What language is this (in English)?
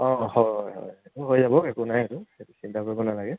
Assamese